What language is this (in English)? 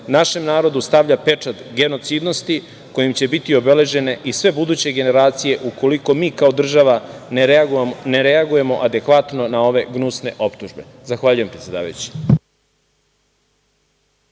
Serbian